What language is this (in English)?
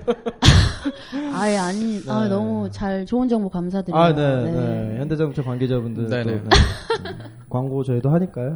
Korean